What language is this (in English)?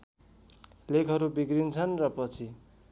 Nepali